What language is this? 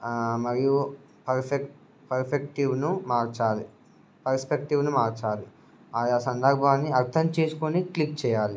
Telugu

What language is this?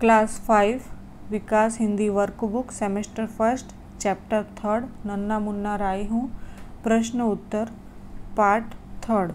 Hindi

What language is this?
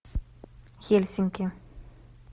Russian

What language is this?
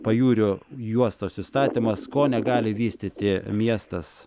Lithuanian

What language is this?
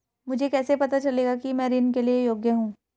Hindi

